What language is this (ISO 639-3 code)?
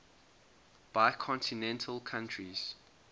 eng